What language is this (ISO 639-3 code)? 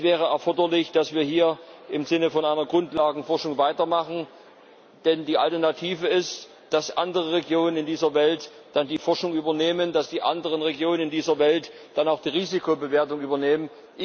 deu